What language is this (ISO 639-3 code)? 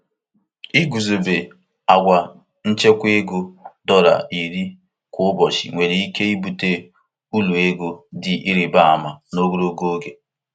ibo